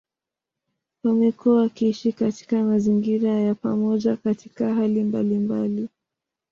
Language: Swahili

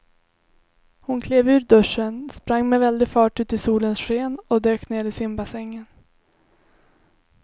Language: Swedish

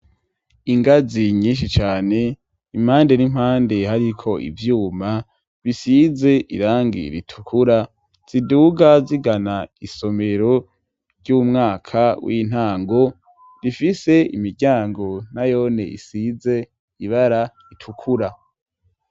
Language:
Rundi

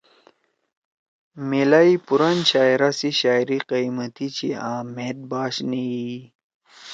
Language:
Torwali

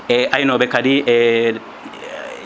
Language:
Fula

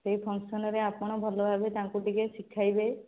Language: Odia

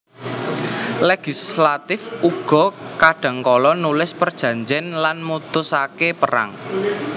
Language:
Javanese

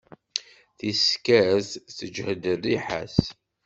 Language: Kabyle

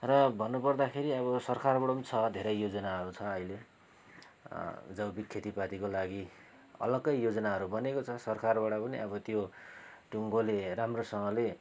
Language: Nepali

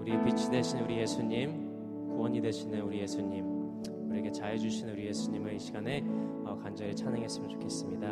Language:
Korean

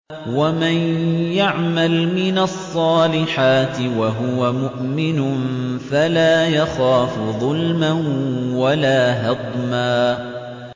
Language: Arabic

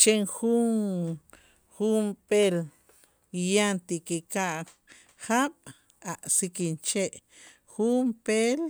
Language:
Itzá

